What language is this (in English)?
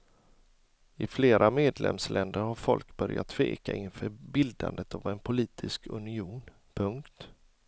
Swedish